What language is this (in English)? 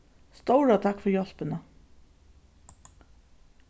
Faroese